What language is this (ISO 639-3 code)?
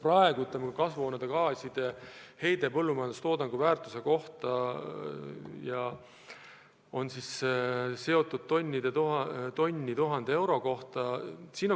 est